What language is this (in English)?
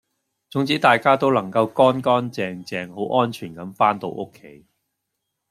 Cantonese